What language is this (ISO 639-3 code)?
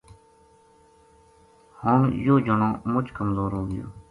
gju